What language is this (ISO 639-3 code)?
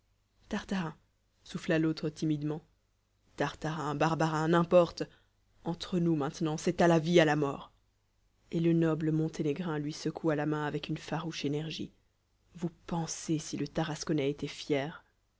fra